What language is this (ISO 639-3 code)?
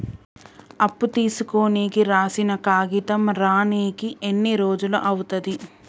tel